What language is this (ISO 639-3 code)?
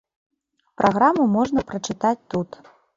bel